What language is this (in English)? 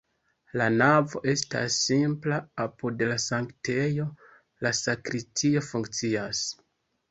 Esperanto